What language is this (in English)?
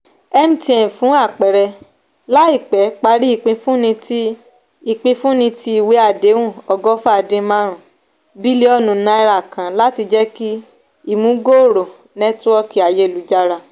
Yoruba